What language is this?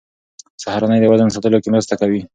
Pashto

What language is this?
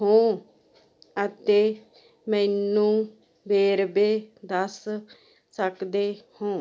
Punjabi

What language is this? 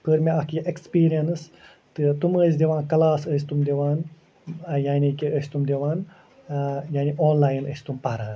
Kashmiri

